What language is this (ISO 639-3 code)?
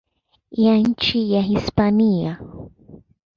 swa